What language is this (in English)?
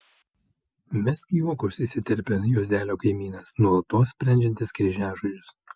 Lithuanian